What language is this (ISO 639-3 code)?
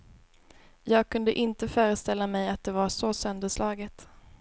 swe